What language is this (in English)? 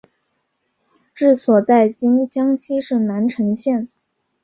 Chinese